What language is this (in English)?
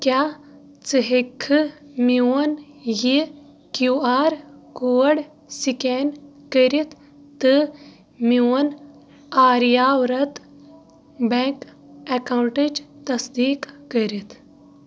Kashmiri